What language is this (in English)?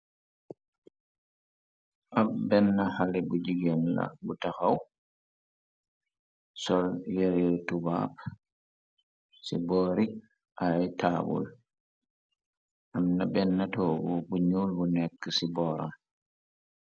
Wolof